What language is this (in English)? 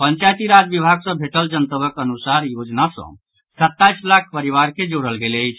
Maithili